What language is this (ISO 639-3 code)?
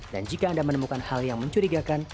ind